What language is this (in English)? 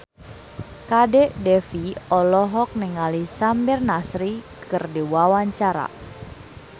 Sundanese